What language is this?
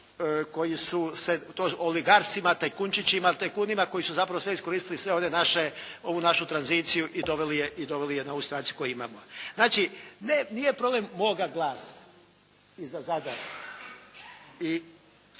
Croatian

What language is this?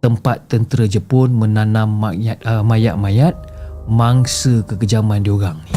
Malay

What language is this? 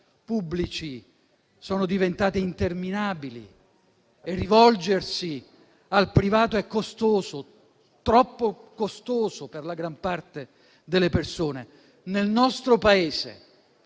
Italian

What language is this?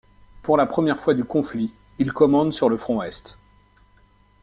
French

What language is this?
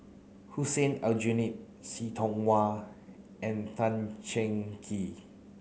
English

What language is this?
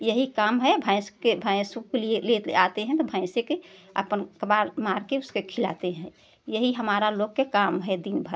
Hindi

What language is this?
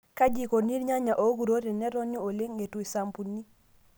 Masai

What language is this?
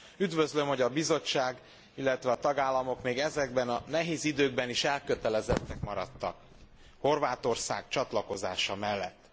Hungarian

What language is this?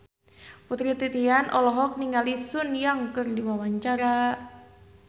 Sundanese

